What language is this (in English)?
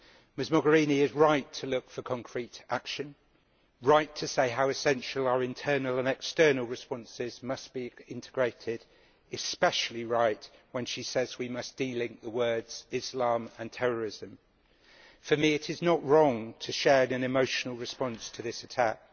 English